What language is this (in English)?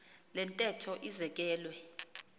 Xhosa